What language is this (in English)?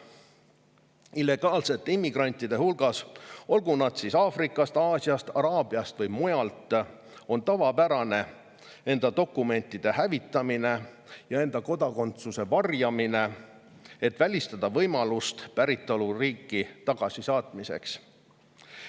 Estonian